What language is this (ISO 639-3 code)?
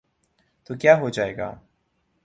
urd